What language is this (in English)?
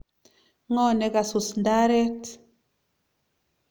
Kalenjin